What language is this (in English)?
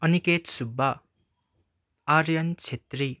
Nepali